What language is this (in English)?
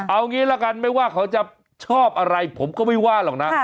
Thai